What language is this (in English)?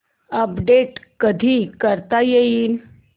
Marathi